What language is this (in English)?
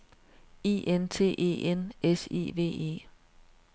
Danish